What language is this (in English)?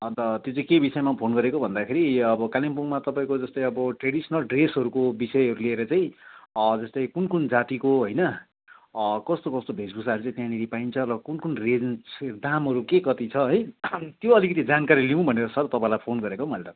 Nepali